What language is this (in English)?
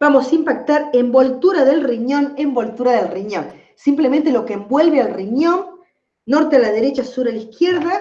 Spanish